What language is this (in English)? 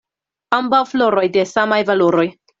Esperanto